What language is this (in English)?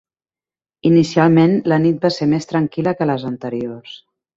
Catalan